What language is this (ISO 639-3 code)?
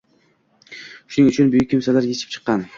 uzb